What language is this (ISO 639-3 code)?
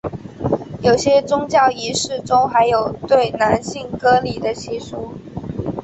zho